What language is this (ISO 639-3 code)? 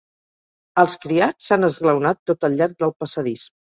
cat